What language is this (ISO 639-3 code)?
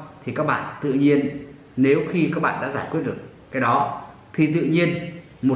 vie